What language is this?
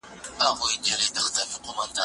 Pashto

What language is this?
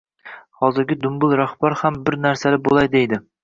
Uzbek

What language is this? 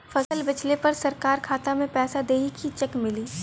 Bhojpuri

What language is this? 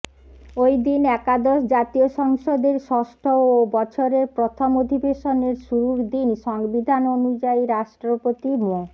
Bangla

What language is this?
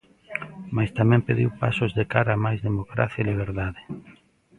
Galician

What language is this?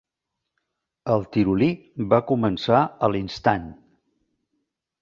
Catalan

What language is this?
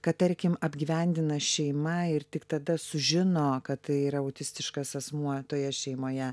Lithuanian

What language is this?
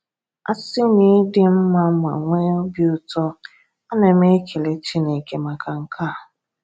Igbo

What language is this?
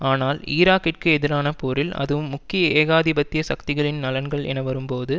Tamil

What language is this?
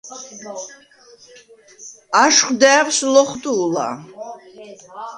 Svan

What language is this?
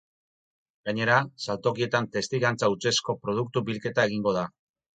Basque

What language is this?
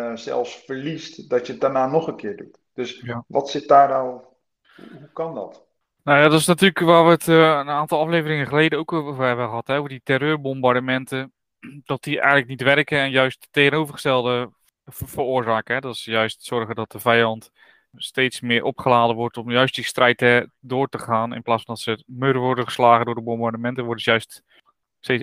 Dutch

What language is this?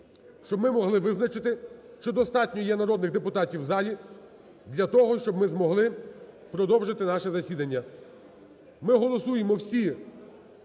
Ukrainian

